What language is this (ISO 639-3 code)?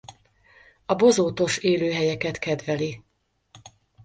hun